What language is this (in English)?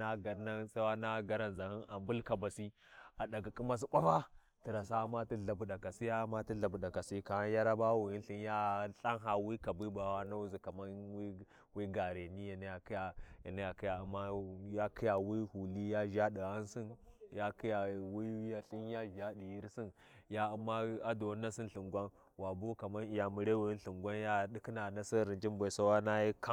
Warji